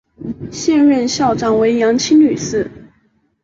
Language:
Chinese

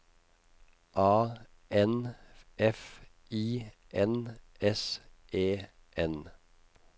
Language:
Norwegian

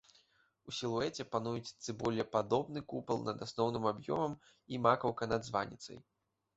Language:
Belarusian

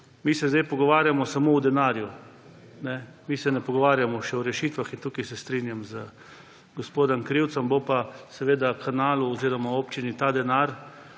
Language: Slovenian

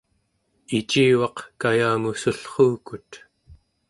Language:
Central Yupik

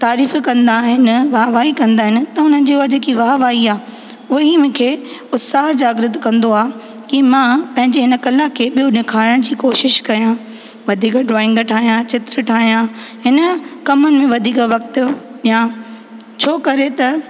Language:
Sindhi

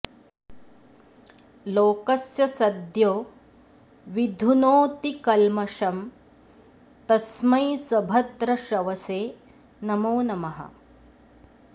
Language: Sanskrit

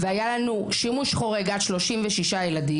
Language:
Hebrew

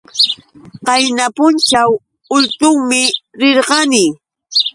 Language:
Yauyos Quechua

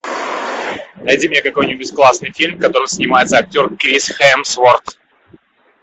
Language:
Russian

